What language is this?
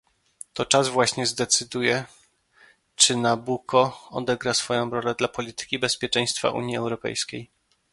Polish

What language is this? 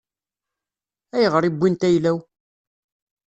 Kabyle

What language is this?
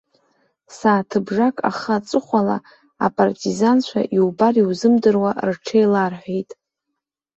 Abkhazian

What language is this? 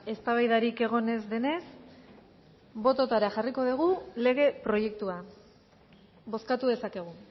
Basque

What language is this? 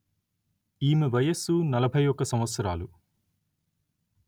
Telugu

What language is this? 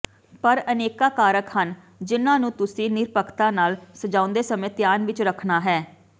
Punjabi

